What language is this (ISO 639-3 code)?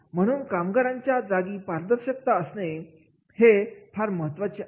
mar